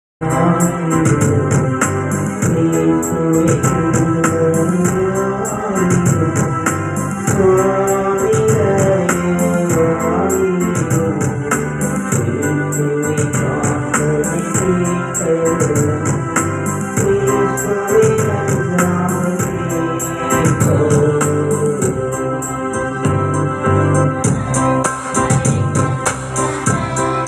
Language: Arabic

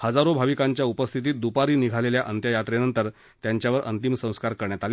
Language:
Marathi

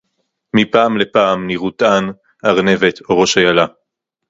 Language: Hebrew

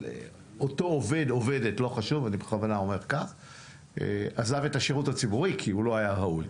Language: Hebrew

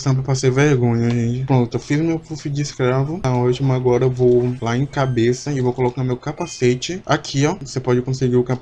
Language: Portuguese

